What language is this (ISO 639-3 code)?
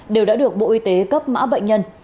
vie